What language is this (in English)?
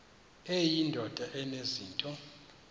Xhosa